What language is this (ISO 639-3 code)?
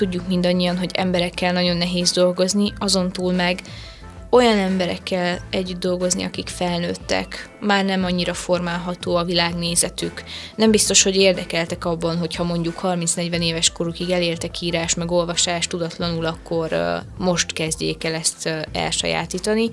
hun